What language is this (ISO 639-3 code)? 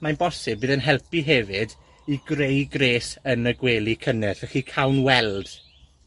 cym